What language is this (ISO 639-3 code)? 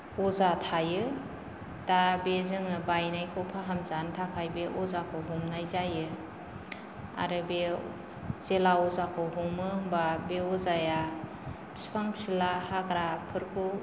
brx